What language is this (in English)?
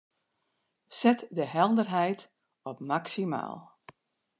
Western Frisian